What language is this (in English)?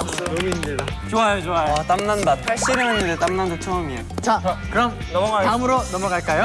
Korean